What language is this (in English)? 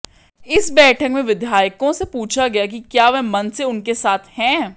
Hindi